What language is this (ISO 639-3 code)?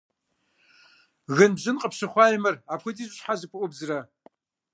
kbd